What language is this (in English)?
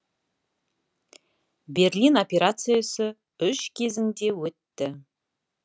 Kazakh